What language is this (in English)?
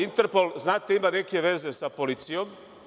Serbian